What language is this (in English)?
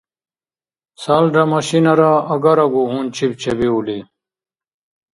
Dargwa